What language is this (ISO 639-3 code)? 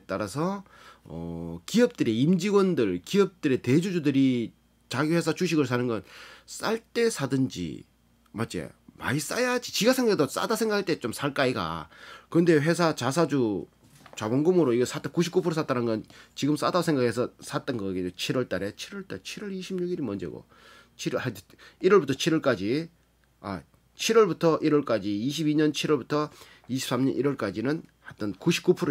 kor